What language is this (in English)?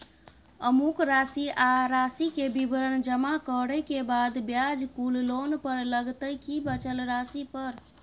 Maithili